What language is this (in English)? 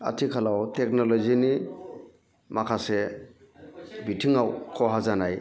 Bodo